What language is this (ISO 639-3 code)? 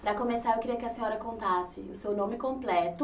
por